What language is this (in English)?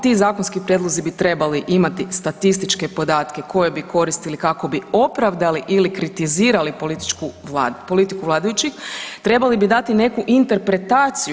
Croatian